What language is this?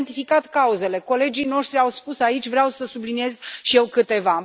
Romanian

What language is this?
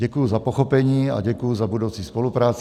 Czech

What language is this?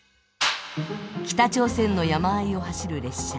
Japanese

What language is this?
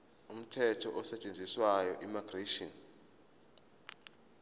Zulu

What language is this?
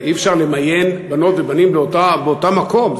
Hebrew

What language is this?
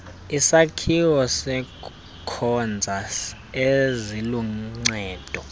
Xhosa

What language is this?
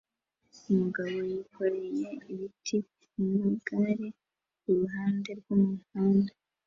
Kinyarwanda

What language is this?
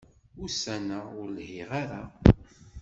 Kabyle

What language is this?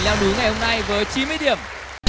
Vietnamese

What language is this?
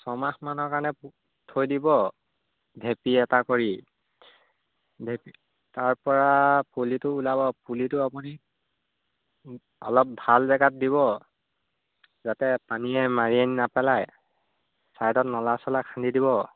Assamese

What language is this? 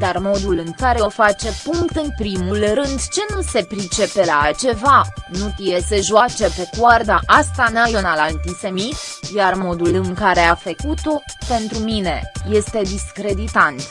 Romanian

